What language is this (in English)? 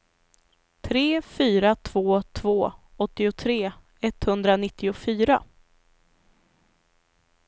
Swedish